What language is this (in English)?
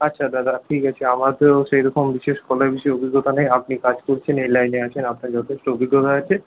Bangla